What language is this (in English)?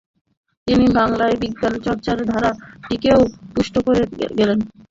Bangla